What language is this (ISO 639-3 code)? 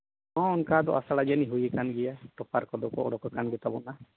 sat